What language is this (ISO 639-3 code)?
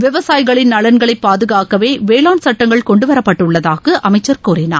tam